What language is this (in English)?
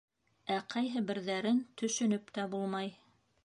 Bashkir